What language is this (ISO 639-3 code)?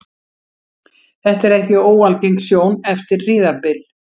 isl